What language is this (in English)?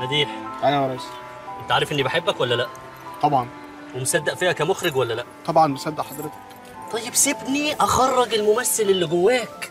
Arabic